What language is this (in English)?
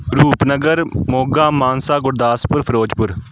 Punjabi